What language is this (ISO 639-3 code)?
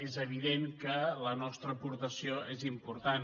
cat